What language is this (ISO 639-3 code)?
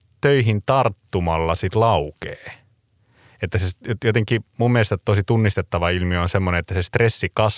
fin